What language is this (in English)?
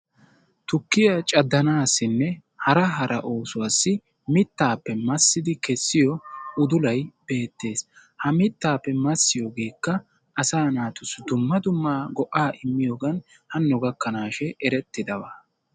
Wolaytta